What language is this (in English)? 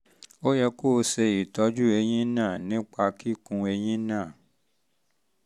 Yoruba